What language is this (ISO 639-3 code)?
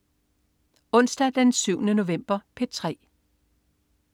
dan